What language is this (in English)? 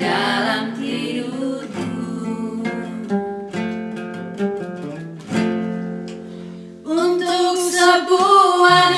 Indonesian